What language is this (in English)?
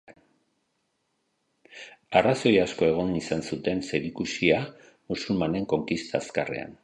Basque